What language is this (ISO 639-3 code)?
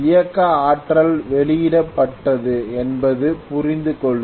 tam